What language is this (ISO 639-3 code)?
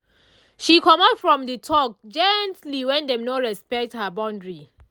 pcm